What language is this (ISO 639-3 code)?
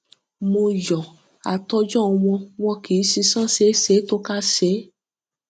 yor